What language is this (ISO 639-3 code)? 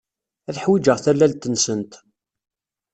kab